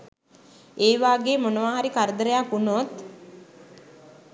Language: Sinhala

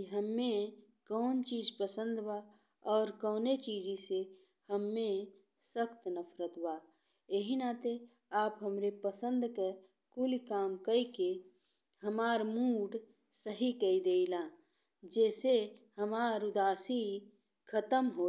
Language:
Bhojpuri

